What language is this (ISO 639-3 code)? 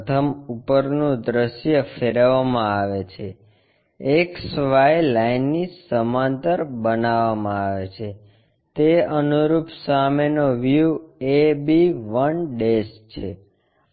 guj